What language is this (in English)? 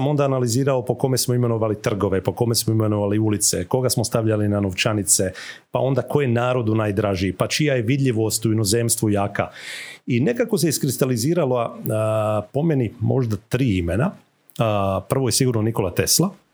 Croatian